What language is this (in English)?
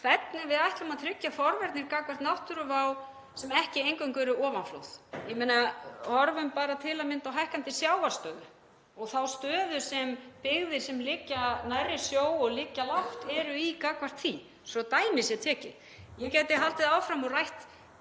Icelandic